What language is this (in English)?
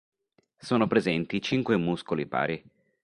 Italian